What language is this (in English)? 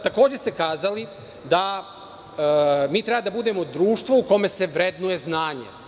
Serbian